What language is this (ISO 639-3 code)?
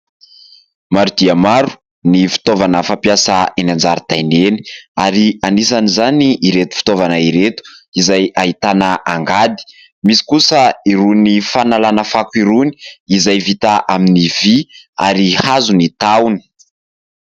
mlg